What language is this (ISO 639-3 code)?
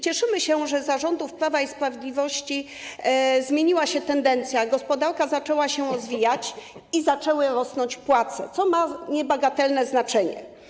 pol